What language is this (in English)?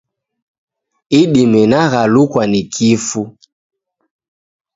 Taita